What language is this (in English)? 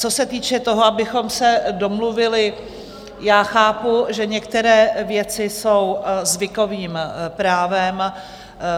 Czech